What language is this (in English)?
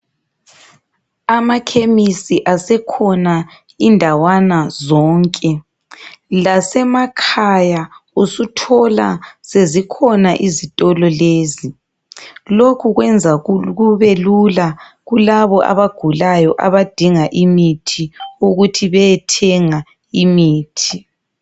North Ndebele